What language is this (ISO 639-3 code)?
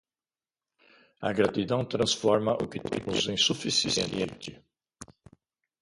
por